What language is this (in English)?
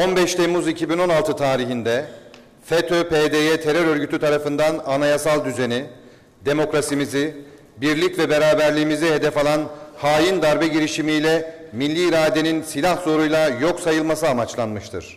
Turkish